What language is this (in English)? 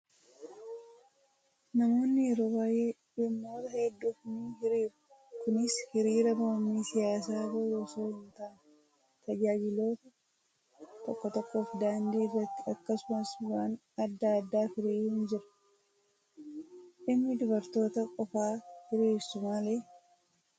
Oromo